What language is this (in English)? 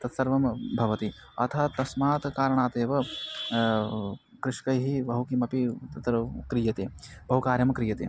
Sanskrit